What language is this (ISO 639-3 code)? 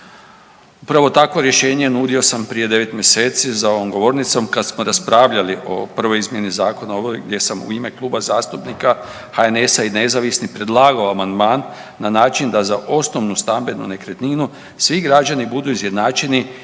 hrv